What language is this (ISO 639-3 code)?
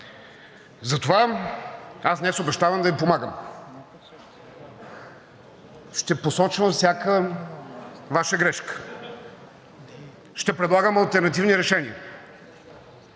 bul